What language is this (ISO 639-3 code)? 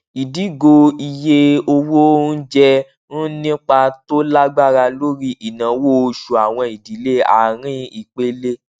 yor